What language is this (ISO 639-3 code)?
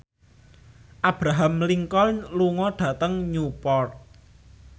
jav